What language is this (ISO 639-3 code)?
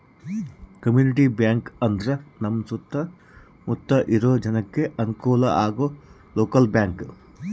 kan